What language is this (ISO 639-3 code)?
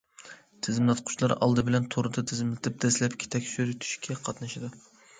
uig